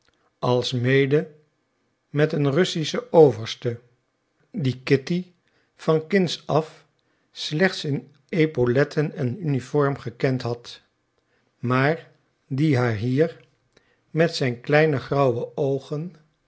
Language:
Dutch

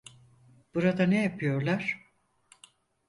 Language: Turkish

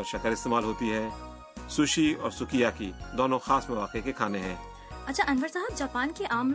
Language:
Urdu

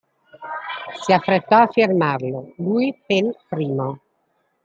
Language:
Italian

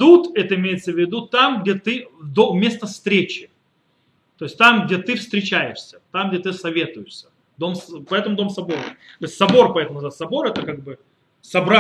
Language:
Russian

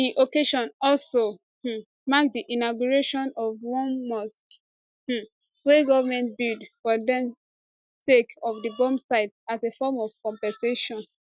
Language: Nigerian Pidgin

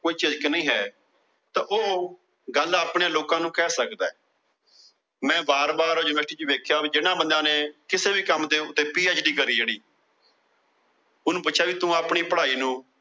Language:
Punjabi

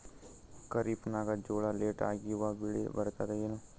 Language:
Kannada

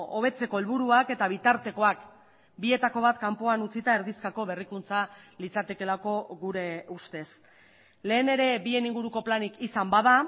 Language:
Basque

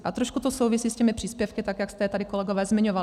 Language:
Czech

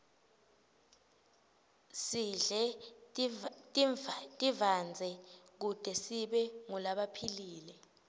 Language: Swati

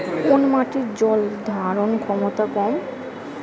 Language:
Bangla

